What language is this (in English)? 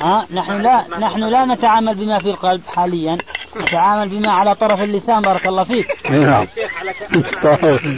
Arabic